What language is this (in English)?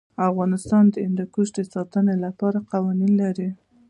Pashto